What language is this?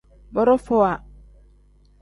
Tem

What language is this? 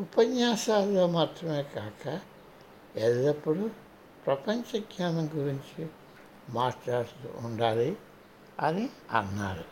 Telugu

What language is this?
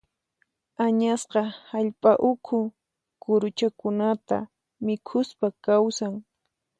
Puno Quechua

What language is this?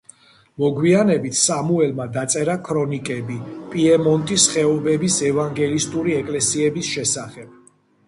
Georgian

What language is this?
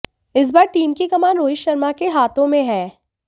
Hindi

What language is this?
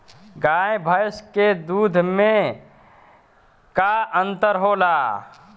Bhojpuri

